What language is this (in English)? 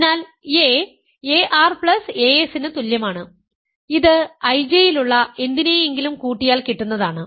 Malayalam